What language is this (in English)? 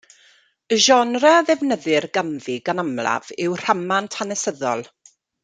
Welsh